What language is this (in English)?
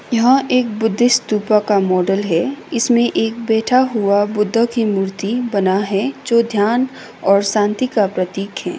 Hindi